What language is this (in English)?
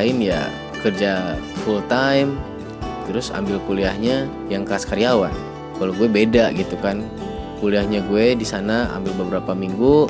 Indonesian